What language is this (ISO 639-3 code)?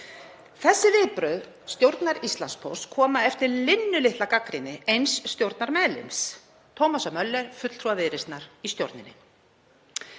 isl